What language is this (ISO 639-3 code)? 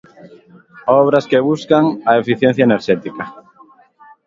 glg